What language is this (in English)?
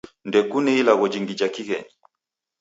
Taita